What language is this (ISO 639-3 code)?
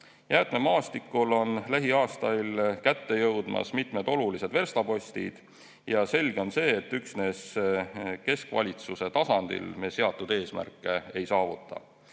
est